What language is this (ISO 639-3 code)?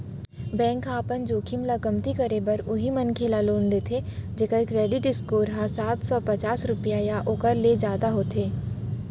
hne